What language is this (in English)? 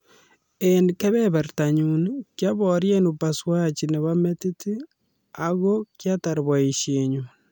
Kalenjin